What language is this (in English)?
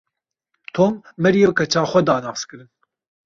Kurdish